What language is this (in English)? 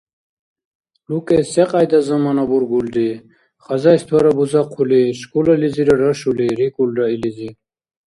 Dargwa